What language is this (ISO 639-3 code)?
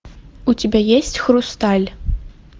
rus